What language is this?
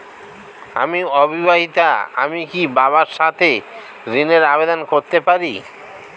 Bangla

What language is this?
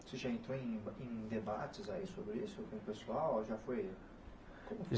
Portuguese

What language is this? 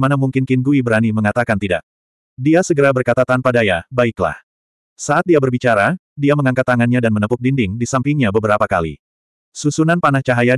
Indonesian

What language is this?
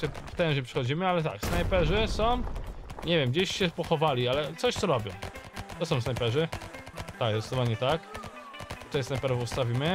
Polish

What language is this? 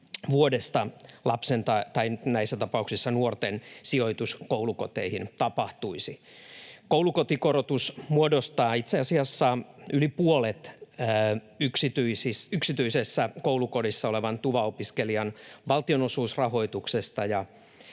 Finnish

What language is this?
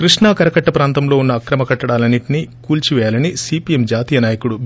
Telugu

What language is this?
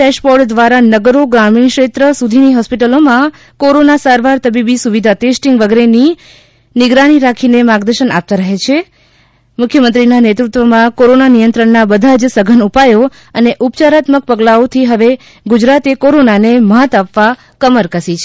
Gujarati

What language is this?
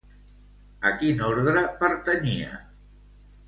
Catalan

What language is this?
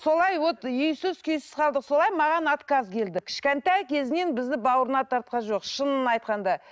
Kazakh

